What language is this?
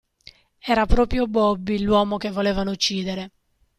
Italian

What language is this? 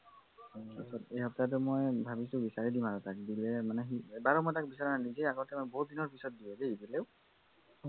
Assamese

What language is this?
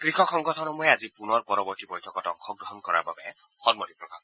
Assamese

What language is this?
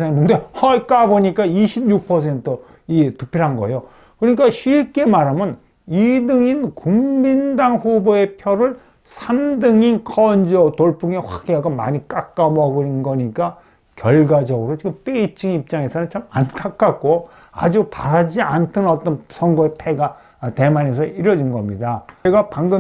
Korean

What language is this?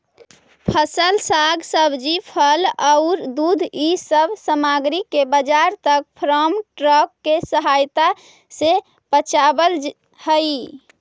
Magahi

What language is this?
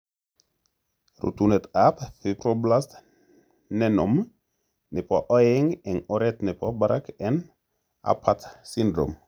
Kalenjin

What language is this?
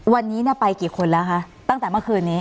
Thai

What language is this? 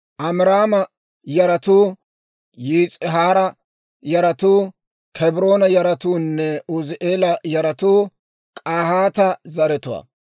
Dawro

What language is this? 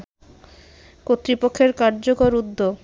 Bangla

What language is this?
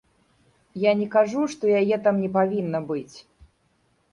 Belarusian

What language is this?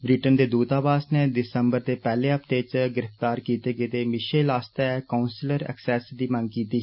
Dogri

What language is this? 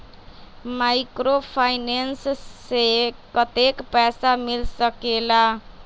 Magahi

